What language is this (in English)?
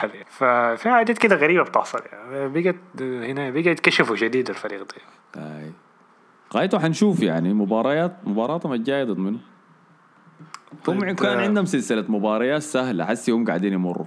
Arabic